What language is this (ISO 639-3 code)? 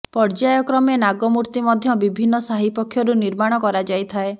ori